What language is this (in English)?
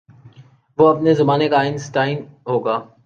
Urdu